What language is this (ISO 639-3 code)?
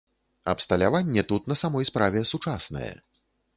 bel